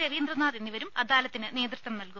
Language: Malayalam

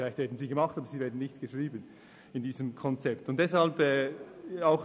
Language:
Swiss German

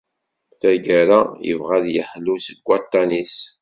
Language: Kabyle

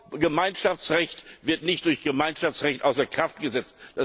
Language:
German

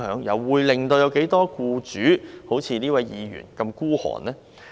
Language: Cantonese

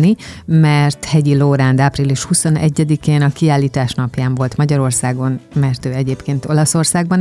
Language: Hungarian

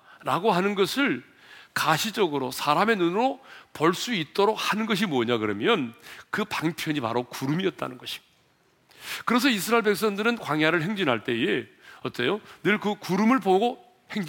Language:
Korean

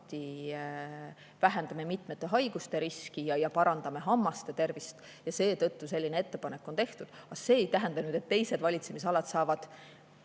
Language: Estonian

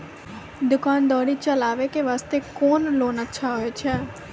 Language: Maithili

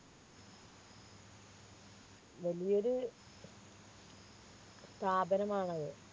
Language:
Malayalam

